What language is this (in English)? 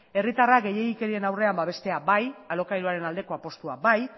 Basque